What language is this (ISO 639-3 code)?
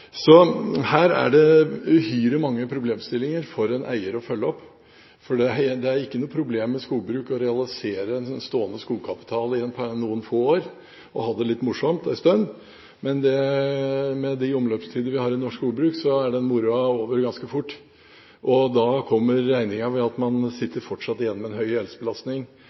nob